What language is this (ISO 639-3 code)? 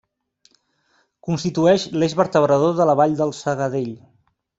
cat